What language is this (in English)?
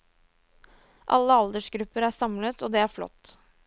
Norwegian